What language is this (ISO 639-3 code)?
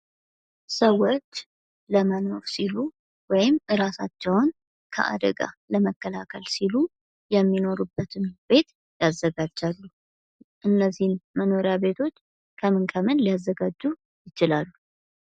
amh